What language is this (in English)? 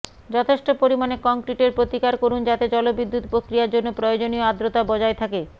Bangla